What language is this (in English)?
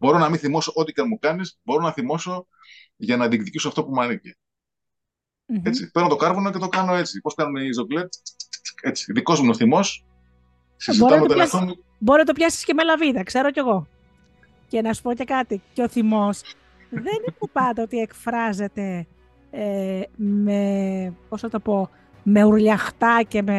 Greek